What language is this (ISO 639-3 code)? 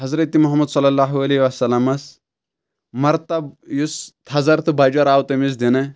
kas